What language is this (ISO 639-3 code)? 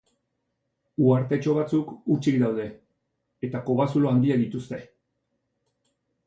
eus